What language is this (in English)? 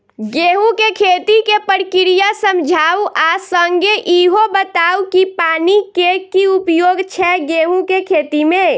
Maithili